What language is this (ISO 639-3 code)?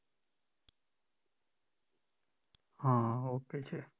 guj